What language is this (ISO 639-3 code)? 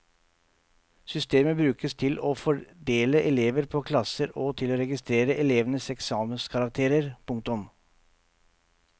nor